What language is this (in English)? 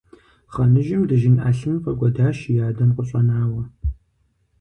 Kabardian